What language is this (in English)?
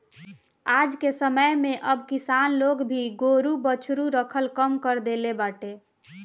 Bhojpuri